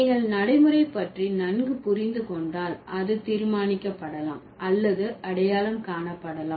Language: Tamil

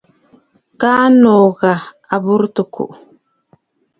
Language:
Bafut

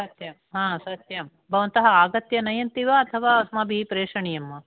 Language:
Sanskrit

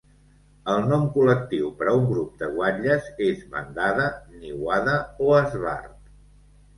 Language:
Catalan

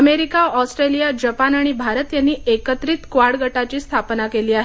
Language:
Marathi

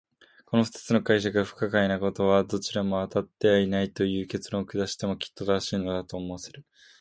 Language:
Japanese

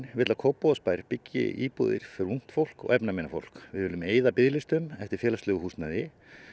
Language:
Icelandic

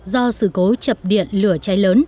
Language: Vietnamese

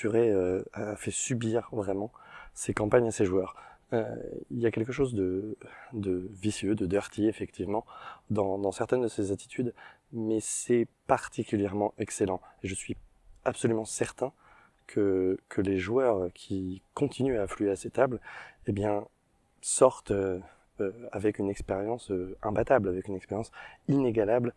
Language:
French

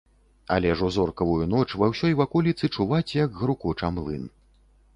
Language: Belarusian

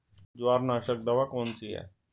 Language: Hindi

